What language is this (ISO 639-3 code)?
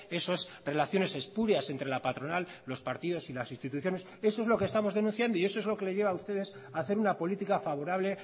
spa